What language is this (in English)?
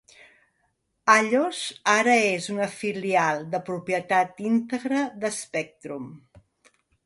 Catalan